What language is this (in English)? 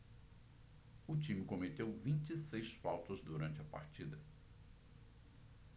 Portuguese